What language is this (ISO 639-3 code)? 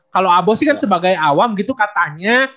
ind